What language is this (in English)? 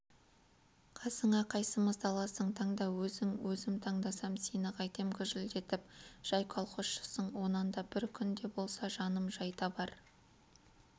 Kazakh